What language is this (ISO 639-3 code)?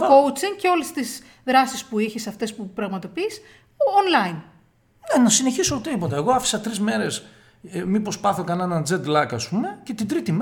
ell